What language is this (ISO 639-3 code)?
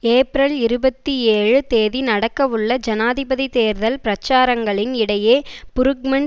tam